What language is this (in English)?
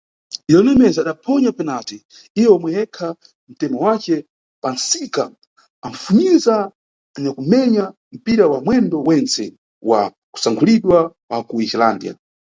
Nyungwe